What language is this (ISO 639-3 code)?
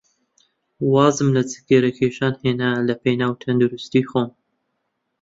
ckb